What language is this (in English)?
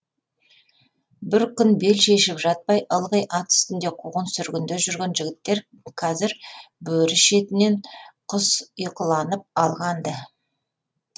Kazakh